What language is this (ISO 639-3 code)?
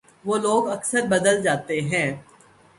urd